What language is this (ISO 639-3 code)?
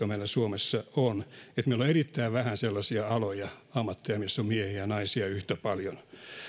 fin